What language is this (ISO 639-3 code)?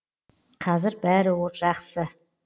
kaz